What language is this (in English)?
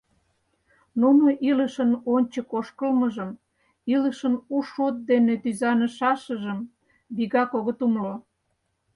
Mari